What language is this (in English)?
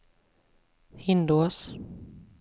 Swedish